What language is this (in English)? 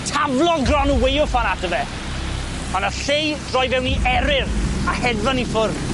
Welsh